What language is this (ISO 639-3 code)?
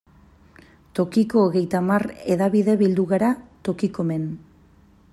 eus